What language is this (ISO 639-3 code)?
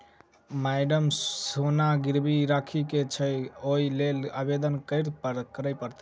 mai